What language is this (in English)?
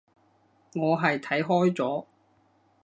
Cantonese